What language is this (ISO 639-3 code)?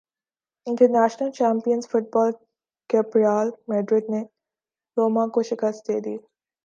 urd